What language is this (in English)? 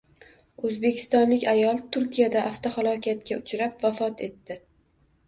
Uzbek